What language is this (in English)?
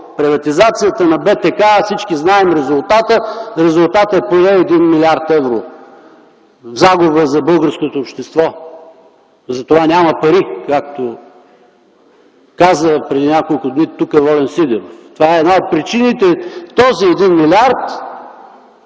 Bulgarian